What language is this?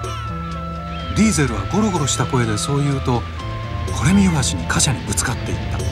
Japanese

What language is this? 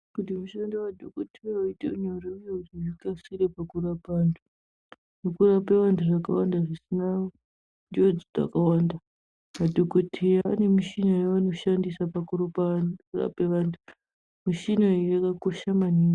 Ndau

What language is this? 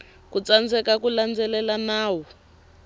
Tsonga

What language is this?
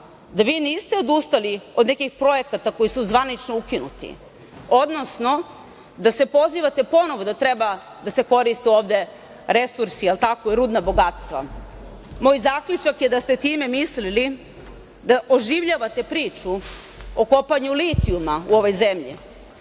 Serbian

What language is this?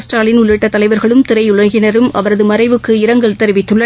Tamil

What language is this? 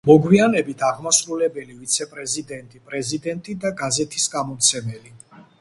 Georgian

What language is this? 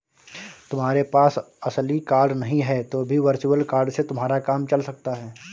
Hindi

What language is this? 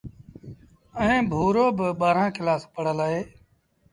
Sindhi Bhil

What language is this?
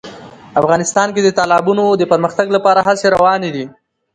Pashto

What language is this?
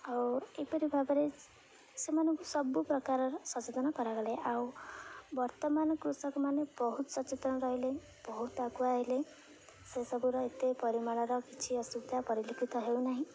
Odia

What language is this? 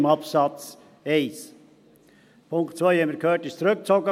Swiss German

